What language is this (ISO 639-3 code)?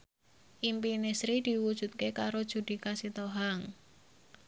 jav